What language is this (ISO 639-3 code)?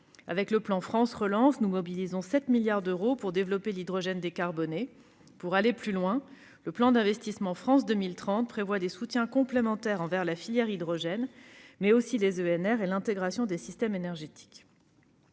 fra